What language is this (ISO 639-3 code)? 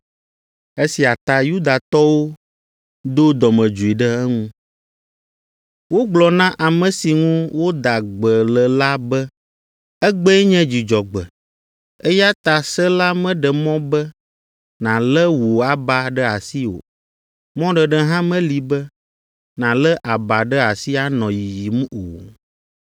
ewe